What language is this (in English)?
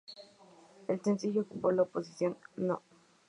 Spanish